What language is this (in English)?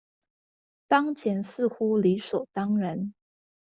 Chinese